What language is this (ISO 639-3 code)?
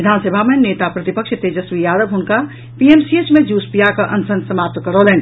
mai